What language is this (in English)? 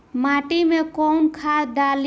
Bhojpuri